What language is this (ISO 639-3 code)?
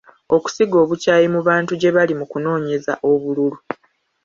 lug